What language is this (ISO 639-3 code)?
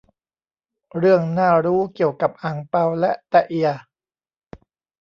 tha